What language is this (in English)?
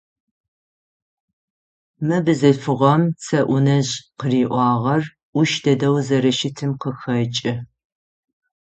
Adyghe